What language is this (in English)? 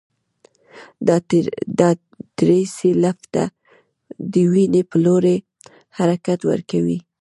Pashto